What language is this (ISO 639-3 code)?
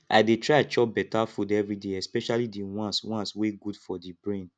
pcm